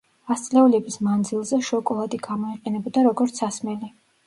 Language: Georgian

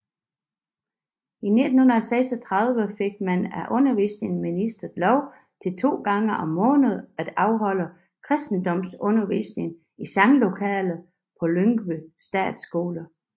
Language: Danish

